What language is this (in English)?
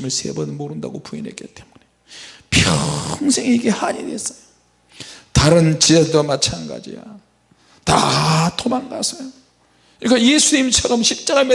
Korean